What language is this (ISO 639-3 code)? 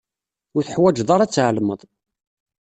kab